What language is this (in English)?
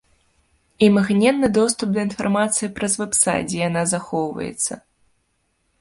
Belarusian